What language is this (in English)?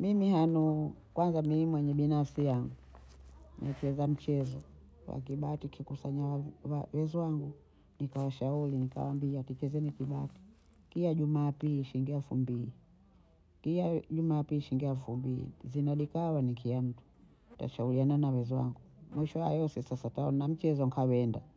Bondei